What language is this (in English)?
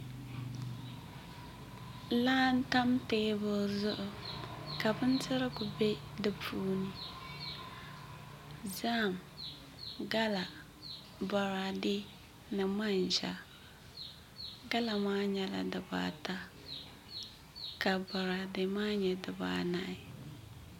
Dagbani